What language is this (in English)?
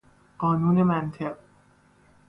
Persian